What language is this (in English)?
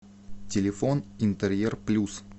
Russian